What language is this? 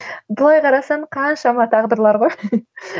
Kazakh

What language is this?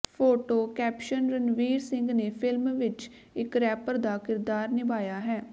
Punjabi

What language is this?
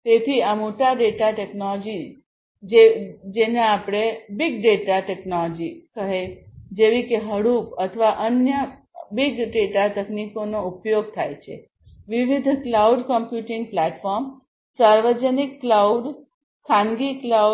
Gujarati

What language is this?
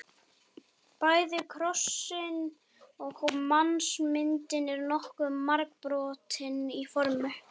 Icelandic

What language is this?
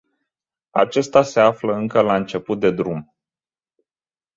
Romanian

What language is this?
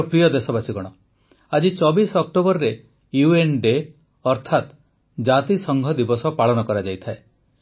Odia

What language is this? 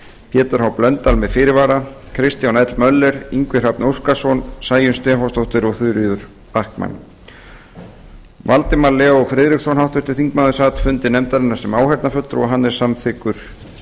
Icelandic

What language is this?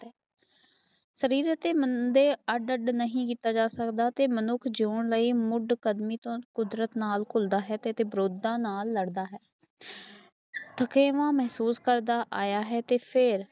Punjabi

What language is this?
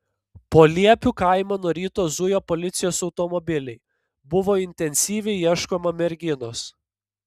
Lithuanian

